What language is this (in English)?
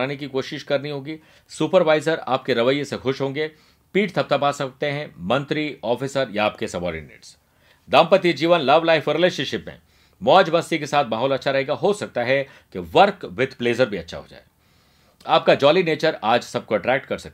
Hindi